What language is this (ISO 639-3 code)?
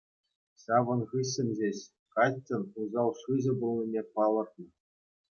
chv